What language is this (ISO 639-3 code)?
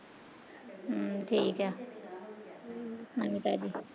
pan